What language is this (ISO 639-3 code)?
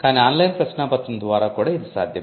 tel